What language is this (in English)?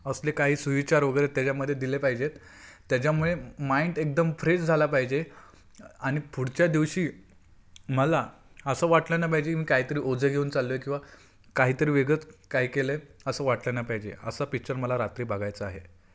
Marathi